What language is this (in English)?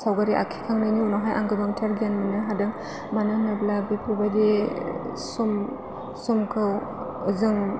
Bodo